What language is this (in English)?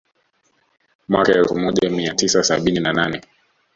Swahili